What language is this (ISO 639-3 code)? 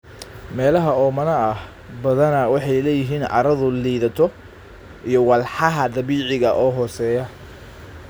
som